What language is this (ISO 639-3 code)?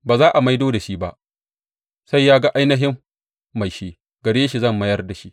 hau